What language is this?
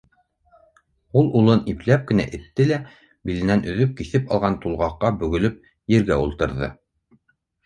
Bashkir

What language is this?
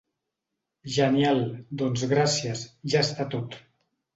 Catalan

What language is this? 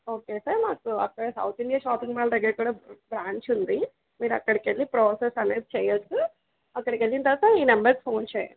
Telugu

